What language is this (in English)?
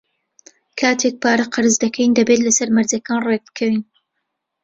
Central Kurdish